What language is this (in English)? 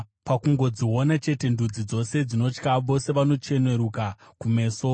Shona